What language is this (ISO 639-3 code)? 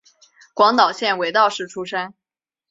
zho